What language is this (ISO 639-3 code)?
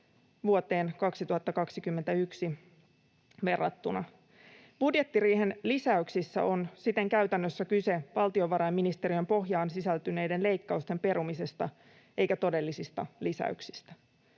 fin